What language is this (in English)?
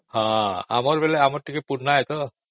Odia